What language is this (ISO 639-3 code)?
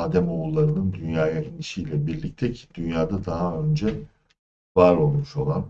tur